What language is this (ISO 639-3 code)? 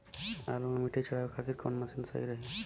bho